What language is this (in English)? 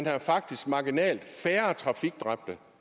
Danish